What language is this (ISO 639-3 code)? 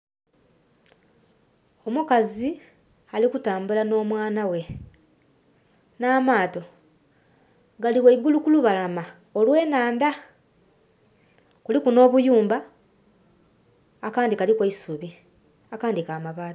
xog